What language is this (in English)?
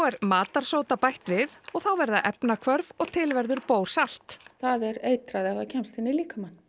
Icelandic